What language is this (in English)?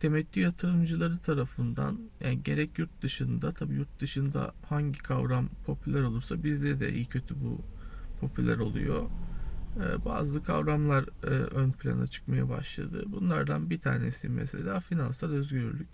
Turkish